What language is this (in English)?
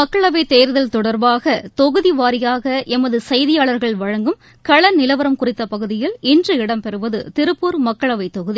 Tamil